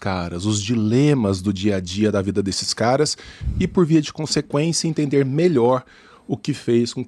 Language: Portuguese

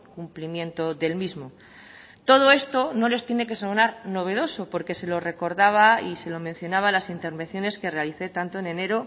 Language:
Spanish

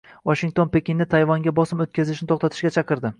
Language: Uzbek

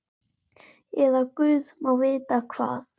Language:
Icelandic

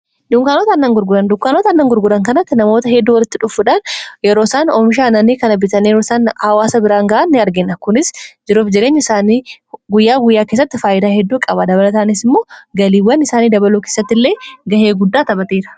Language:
Oromo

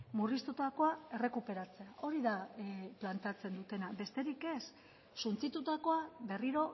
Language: Basque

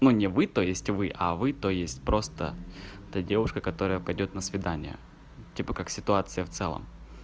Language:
Russian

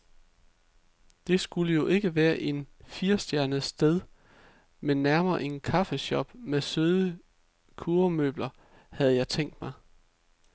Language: Danish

